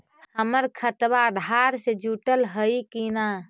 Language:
Magahi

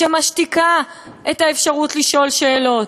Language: Hebrew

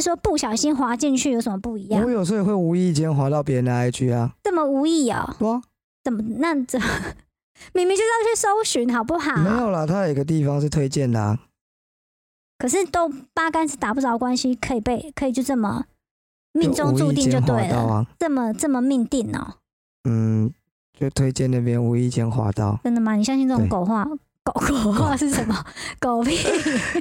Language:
Chinese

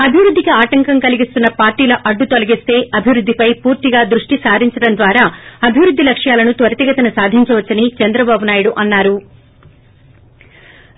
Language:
Telugu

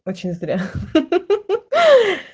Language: Russian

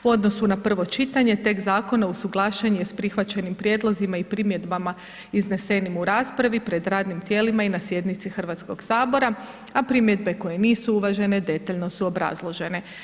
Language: Croatian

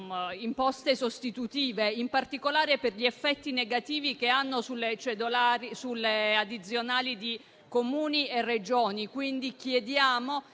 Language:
Italian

